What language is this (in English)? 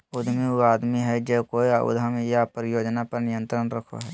Magahi